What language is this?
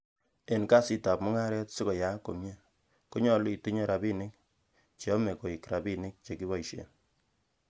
Kalenjin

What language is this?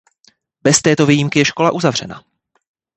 Czech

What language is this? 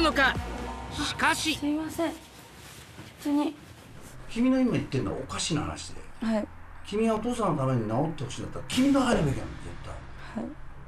Japanese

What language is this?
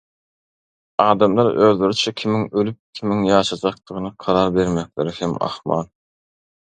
Turkmen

